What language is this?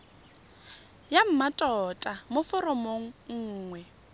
Tswana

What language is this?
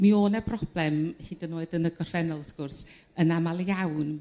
Welsh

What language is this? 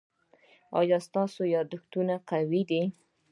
Pashto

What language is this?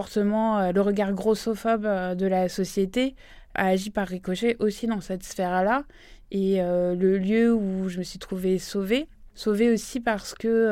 French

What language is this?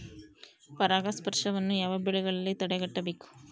Kannada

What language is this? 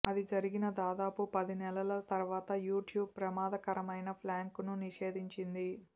Telugu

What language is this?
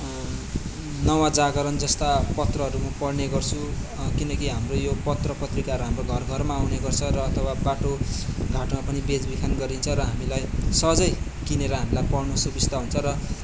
Nepali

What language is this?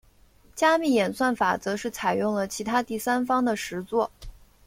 Chinese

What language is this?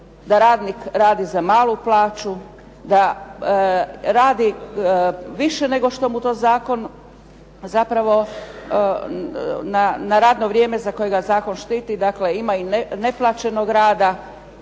Croatian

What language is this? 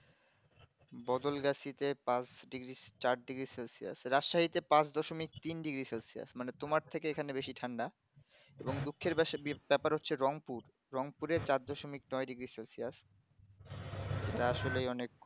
Bangla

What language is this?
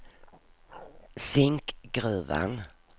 Swedish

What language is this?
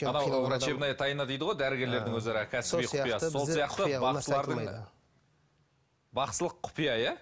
Kazakh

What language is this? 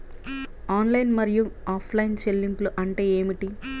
Telugu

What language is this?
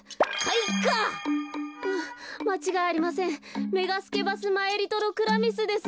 Japanese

